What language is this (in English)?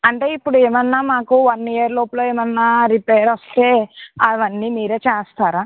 Telugu